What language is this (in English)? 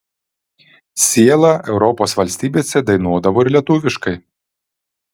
Lithuanian